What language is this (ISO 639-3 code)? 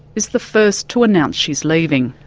eng